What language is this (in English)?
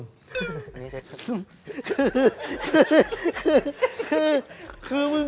Thai